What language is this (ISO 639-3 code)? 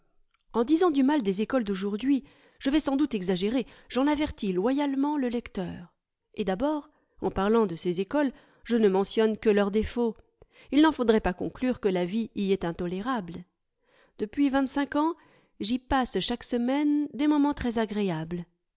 fra